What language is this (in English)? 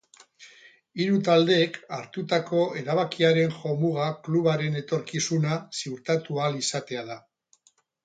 Basque